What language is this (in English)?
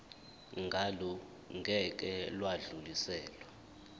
Zulu